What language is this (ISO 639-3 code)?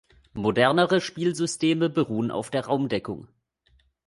deu